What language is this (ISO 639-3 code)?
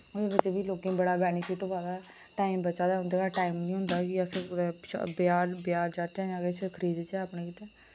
doi